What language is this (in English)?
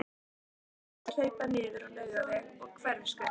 Icelandic